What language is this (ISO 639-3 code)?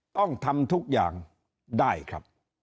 tha